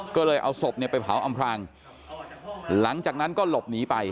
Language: Thai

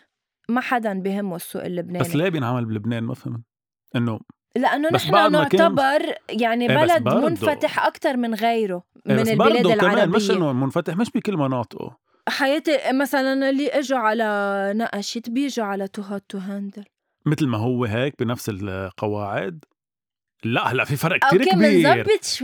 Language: Arabic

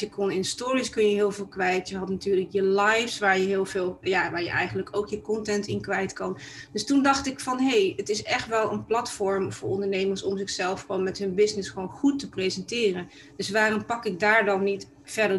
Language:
Dutch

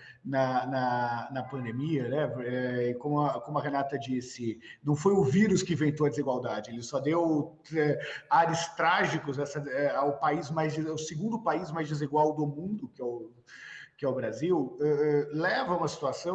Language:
Portuguese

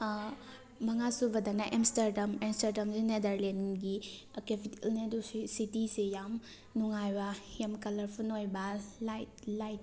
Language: Manipuri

